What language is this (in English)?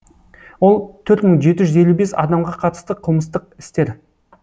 Kazakh